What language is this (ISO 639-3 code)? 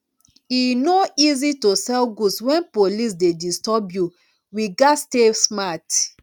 pcm